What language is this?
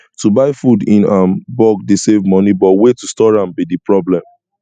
Nigerian Pidgin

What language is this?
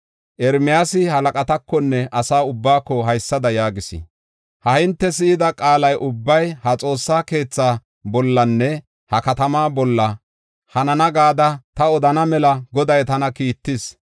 Gofa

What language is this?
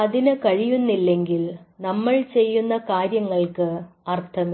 Malayalam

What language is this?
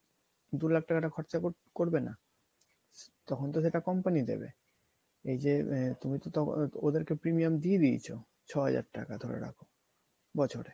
Bangla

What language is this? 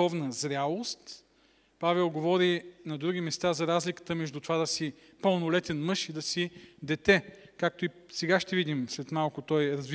Bulgarian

